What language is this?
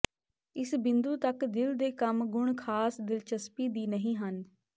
Punjabi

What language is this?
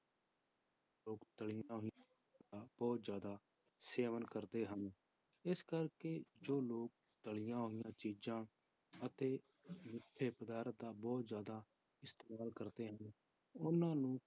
Punjabi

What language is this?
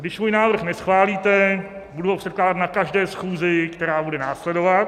Czech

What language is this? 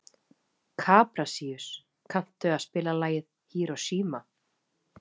Icelandic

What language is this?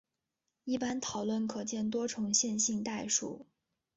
Chinese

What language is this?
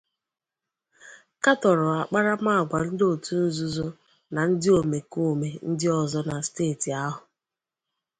Igbo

